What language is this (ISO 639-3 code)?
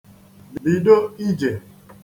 ibo